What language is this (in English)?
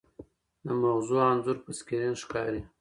Pashto